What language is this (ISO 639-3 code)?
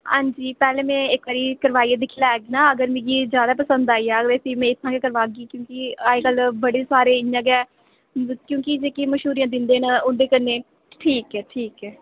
doi